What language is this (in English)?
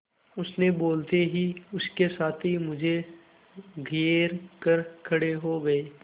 Hindi